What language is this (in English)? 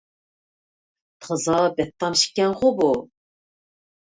Uyghur